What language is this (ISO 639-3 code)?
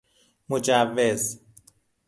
fas